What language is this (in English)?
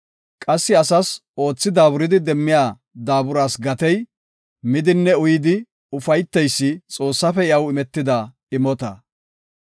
Gofa